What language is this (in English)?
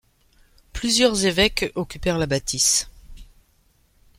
French